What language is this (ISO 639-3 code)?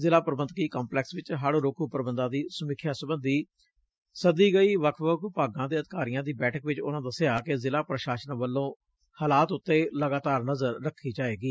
pan